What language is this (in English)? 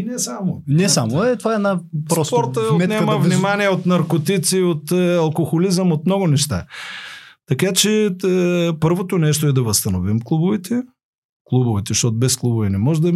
Bulgarian